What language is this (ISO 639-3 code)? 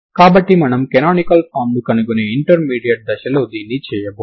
tel